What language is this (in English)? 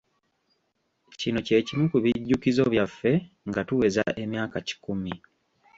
Ganda